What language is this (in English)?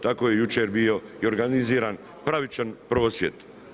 Croatian